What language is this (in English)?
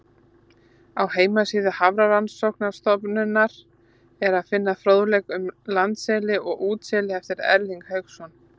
Icelandic